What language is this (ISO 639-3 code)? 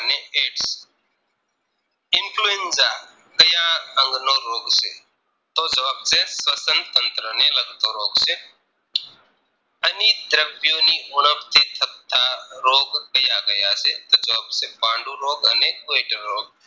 guj